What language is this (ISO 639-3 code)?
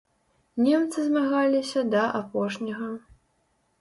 bel